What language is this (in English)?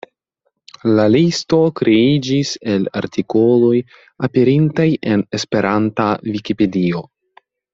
Esperanto